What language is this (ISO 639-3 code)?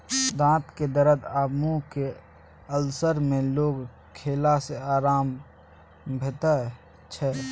mai